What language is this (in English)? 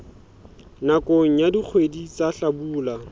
Southern Sotho